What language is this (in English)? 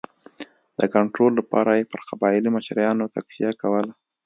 Pashto